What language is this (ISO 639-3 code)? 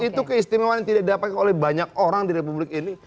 ind